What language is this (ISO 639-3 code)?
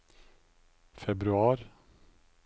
nor